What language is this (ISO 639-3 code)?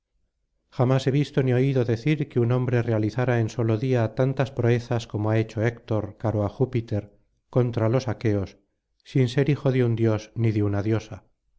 spa